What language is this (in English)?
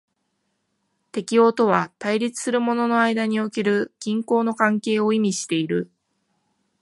Japanese